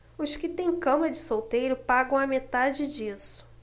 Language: Portuguese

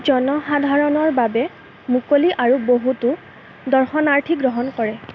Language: Assamese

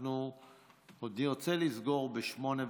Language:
Hebrew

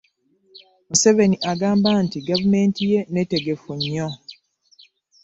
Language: Ganda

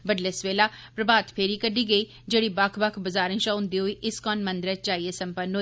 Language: Dogri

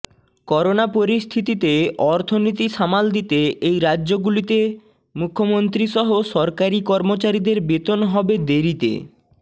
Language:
Bangla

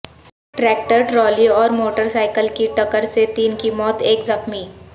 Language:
Urdu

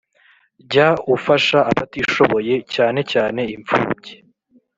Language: Kinyarwanda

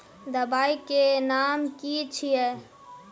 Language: Magahi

